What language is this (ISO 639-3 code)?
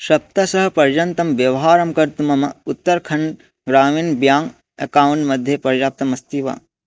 san